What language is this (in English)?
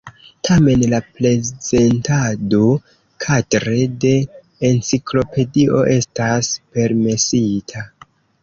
Esperanto